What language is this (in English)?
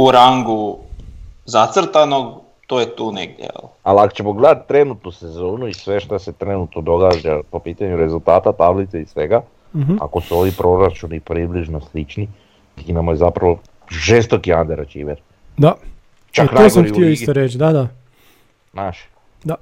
Croatian